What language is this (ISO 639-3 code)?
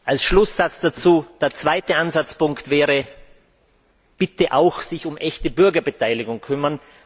deu